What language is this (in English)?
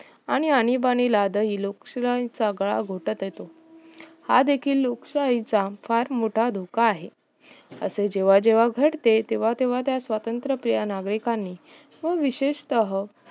Marathi